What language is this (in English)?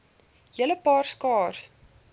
Afrikaans